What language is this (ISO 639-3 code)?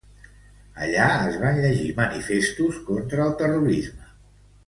cat